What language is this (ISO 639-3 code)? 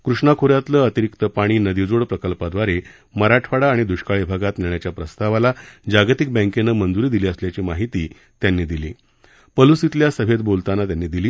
mar